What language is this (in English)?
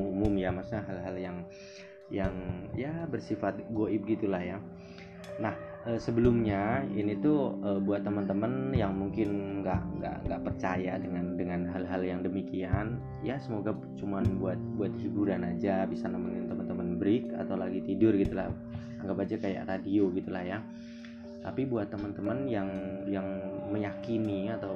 Indonesian